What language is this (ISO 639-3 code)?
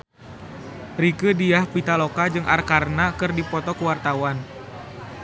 sun